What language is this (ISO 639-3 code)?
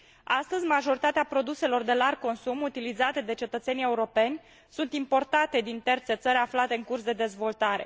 ron